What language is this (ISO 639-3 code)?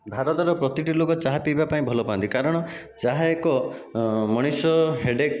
ori